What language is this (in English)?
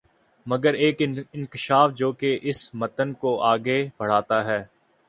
Urdu